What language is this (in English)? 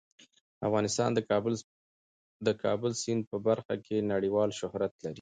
Pashto